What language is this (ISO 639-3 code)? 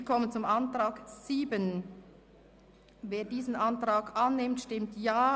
gsw